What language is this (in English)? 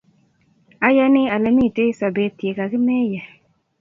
Kalenjin